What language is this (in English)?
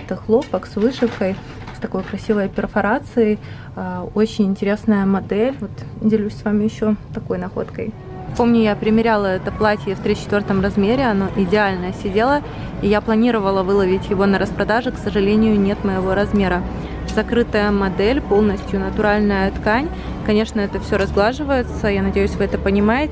Russian